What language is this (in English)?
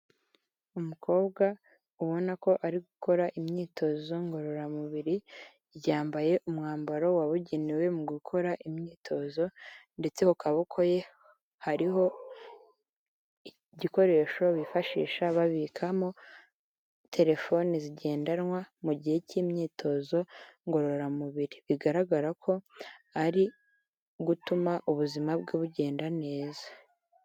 Kinyarwanda